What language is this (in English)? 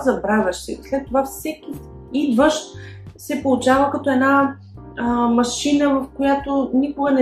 Bulgarian